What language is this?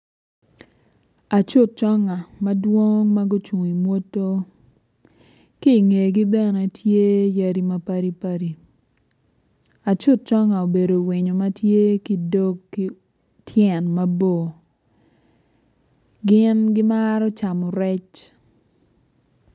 Acoli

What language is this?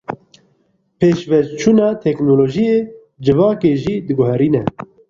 Kurdish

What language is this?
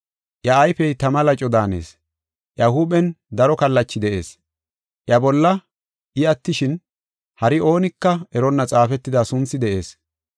Gofa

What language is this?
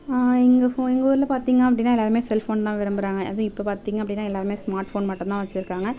Tamil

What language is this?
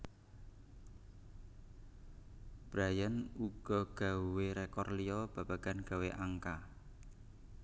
Javanese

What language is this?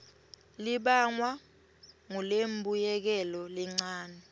Swati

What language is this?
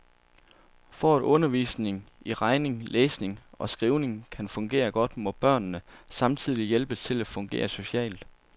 Danish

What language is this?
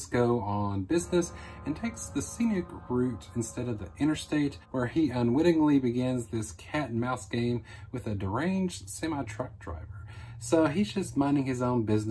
English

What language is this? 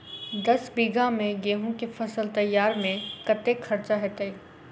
Maithili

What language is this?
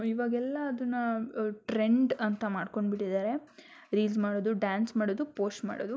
Kannada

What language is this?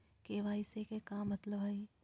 Magahi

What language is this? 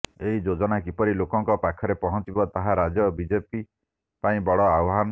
Odia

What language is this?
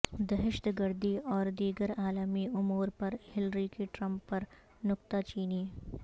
Urdu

